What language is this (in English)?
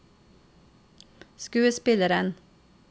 Norwegian